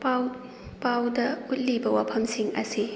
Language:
Manipuri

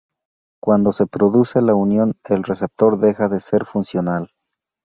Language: Spanish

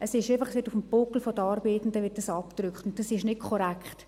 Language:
Swiss German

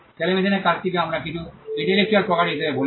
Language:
Bangla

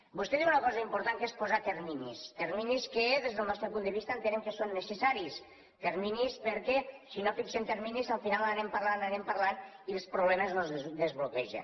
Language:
Catalan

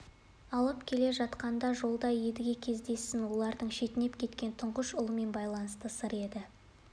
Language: Kazakh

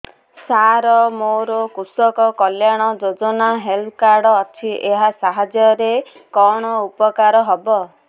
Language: Odia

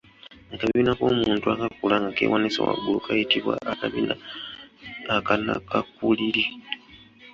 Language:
Ganda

